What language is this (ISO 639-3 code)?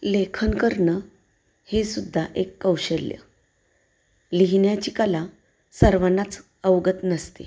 mar